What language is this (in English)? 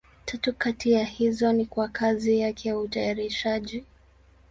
Swahili